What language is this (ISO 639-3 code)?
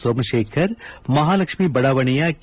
kan